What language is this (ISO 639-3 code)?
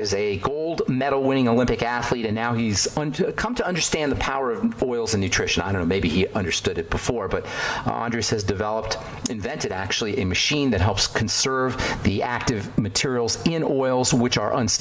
eng